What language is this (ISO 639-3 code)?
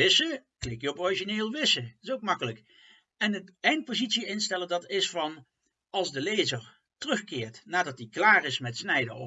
nld